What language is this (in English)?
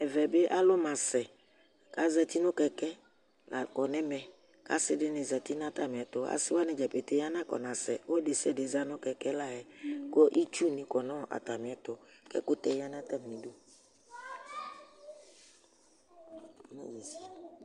Ikposo